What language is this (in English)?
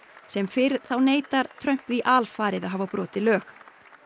Icelandic